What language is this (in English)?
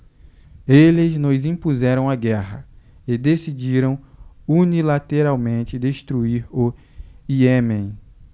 Portuguese